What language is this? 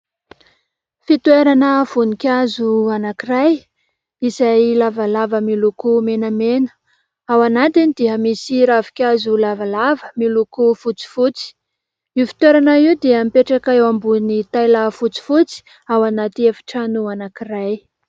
Malagasy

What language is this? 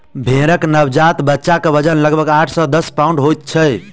Maithili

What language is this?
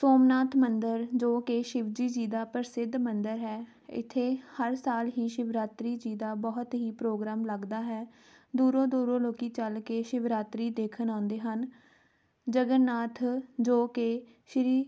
Punjabi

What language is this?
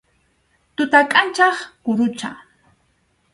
Arequipa-La Unión Quechua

